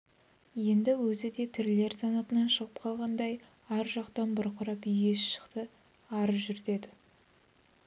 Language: Kazakh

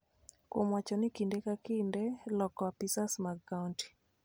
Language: Luo (Kenya and Tanzania)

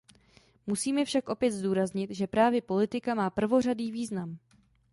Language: Czech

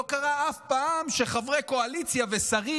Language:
Hebrew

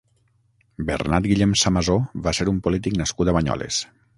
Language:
Catalan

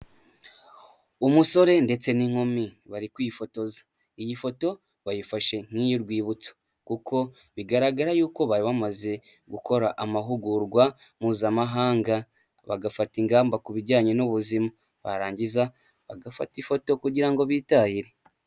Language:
Kinyarwanda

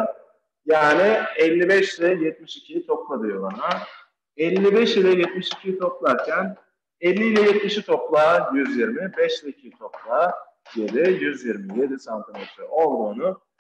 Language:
Turkish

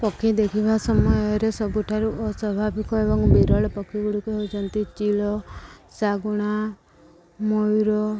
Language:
Odia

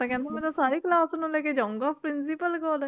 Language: Punjabi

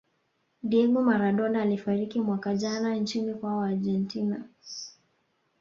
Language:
Swahili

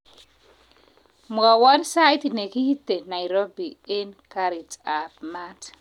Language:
Kalenjin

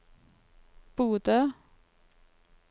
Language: Norwegian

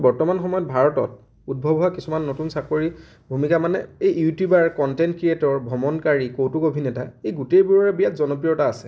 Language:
Assamese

